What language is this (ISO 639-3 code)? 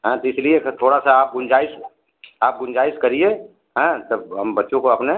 hin